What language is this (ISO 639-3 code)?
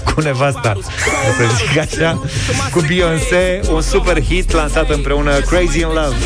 ron